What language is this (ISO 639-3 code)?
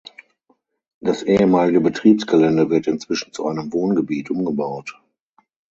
deu